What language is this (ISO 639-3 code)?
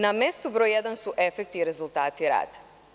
srp